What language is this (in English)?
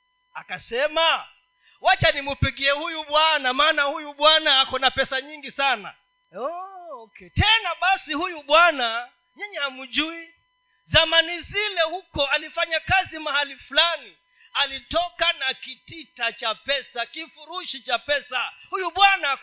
Swahili